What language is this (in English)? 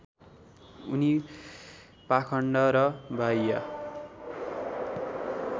Nepali